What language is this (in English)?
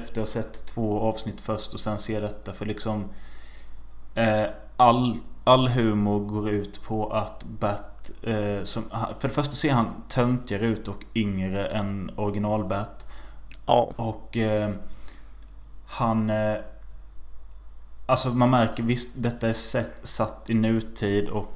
Swedish